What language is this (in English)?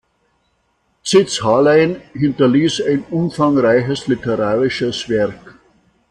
German